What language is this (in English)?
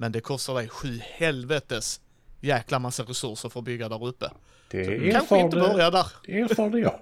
Swedish